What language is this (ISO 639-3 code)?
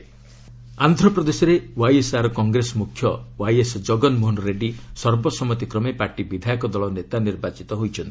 ori